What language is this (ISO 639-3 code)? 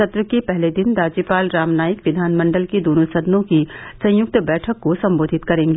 hin